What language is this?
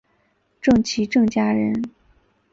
Chinese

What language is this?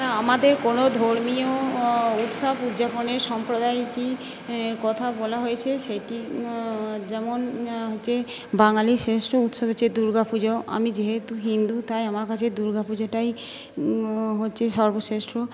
Bangla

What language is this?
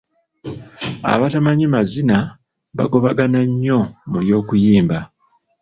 Ganda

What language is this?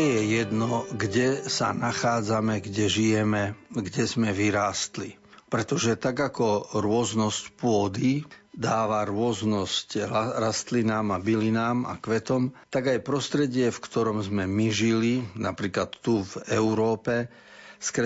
Slovak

